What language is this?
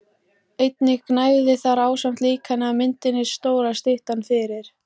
Icelandic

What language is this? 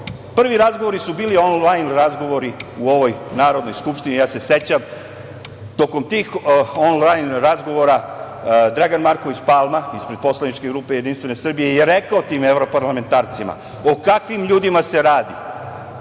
Serbian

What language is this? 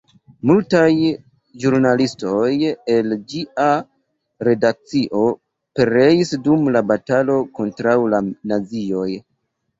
Esperanto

